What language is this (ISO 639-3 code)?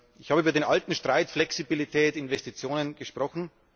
deu